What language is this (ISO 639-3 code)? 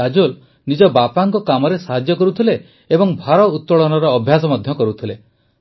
ori